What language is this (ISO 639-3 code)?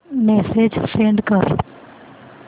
mar